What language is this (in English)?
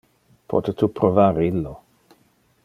Interlingua